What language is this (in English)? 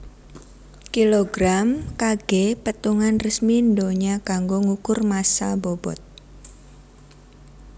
Javanese